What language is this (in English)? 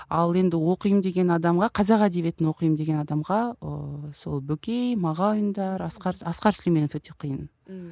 Kazakh